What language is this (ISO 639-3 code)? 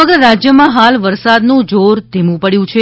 guj